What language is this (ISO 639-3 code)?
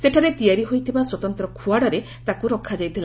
ori